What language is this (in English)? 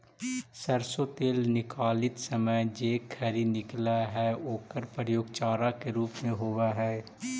Magahi